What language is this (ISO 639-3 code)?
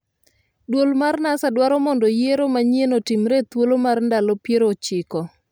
luo